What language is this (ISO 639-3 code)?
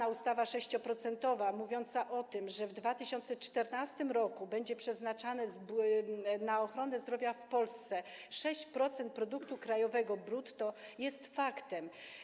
pol